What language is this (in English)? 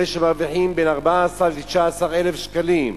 Hebrew